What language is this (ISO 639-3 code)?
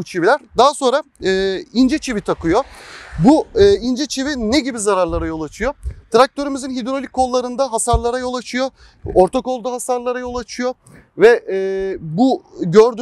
tur